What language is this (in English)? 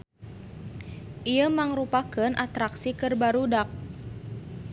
Sundanese